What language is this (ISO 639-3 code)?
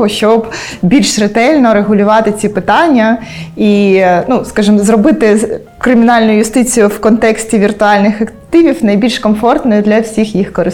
ukr